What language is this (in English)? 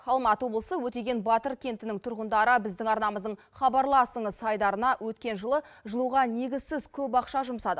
Kazakh